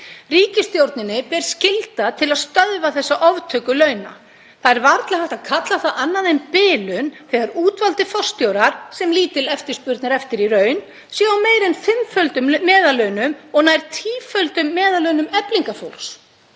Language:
Icelandic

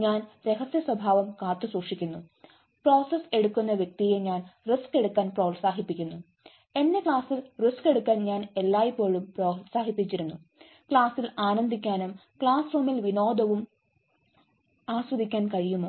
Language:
Malayalam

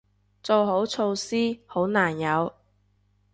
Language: Cantonese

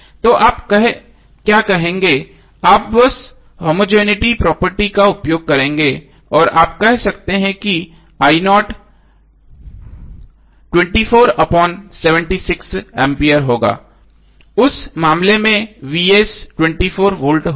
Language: Hindi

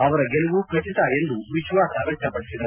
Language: Kannada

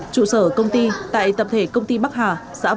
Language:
Vietnamese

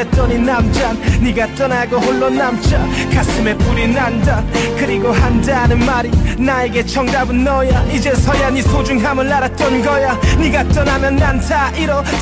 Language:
Korean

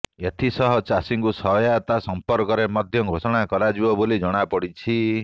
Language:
Odia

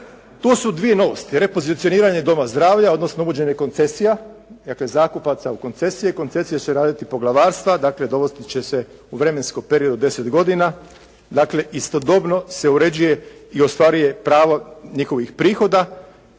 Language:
Croatian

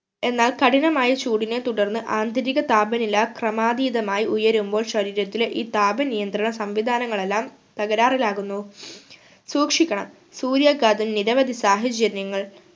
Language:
Malayalam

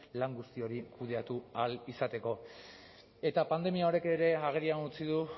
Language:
Basque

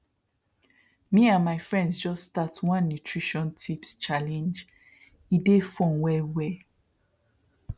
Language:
Nigerian Pidgin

